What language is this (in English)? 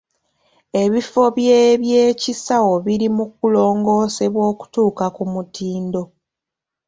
Ganda